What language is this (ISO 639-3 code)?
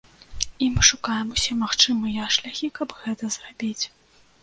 bel